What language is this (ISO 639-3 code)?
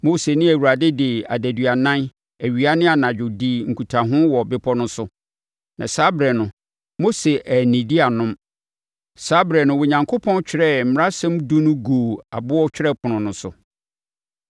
aka